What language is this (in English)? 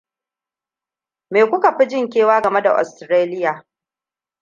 Hausa